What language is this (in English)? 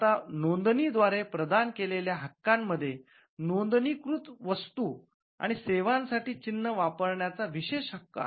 Marathi